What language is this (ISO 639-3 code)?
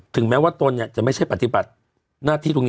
tha